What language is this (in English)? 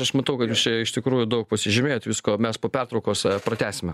Lithuanian